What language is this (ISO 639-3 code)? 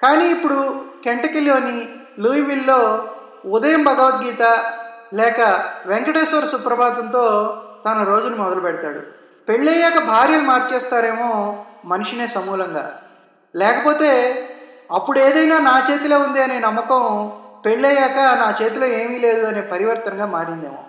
tel